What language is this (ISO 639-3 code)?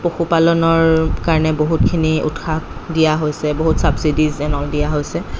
asm